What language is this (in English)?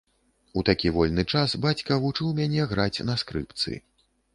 Belarusian